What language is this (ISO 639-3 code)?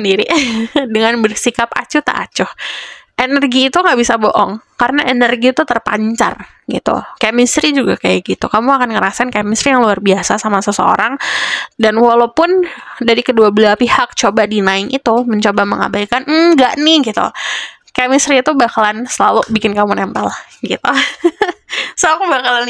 ind